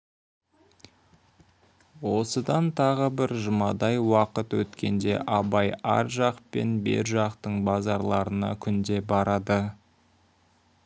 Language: Kazakh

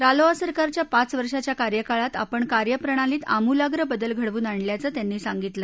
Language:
Marathi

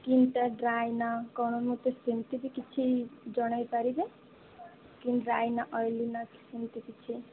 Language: Odia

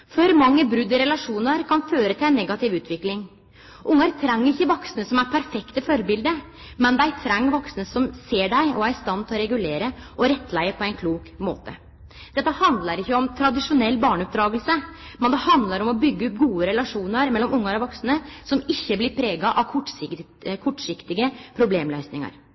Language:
Norwegian Nynorsk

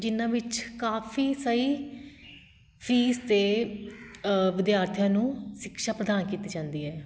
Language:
Punjabi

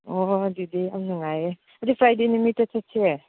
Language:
Manipuri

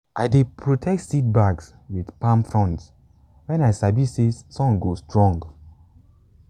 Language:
Nigerian Pidgin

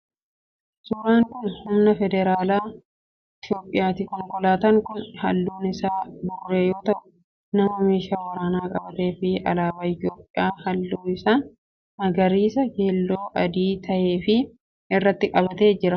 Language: Oromo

